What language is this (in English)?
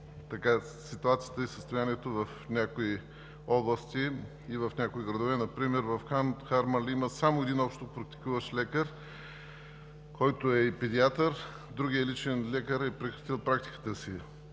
Bulgarian